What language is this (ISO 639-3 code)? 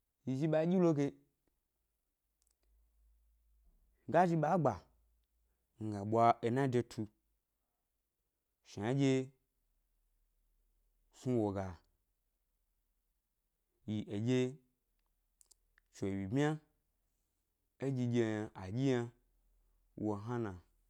gby